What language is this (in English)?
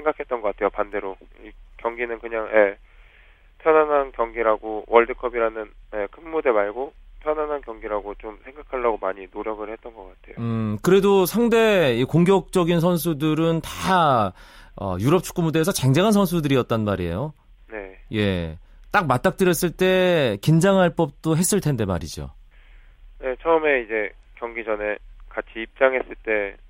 Korean